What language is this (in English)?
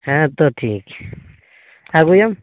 Santali